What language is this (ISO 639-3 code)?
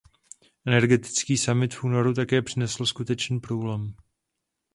ces